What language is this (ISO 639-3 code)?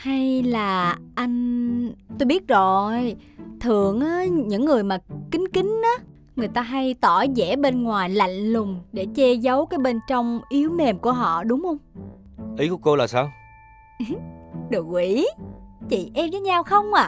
vie